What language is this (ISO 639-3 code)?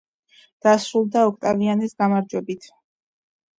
kat